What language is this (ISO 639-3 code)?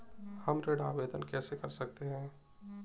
hin